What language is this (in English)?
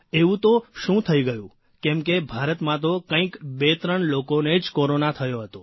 Gujarati